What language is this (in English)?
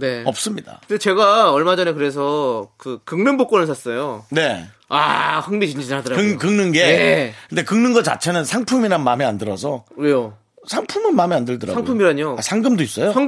Korean